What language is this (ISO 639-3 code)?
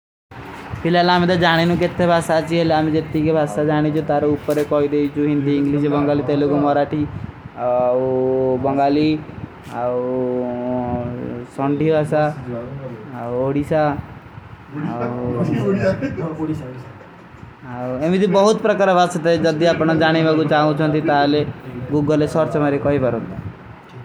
uki